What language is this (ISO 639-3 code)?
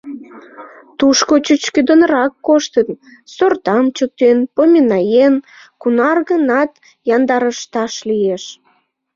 chm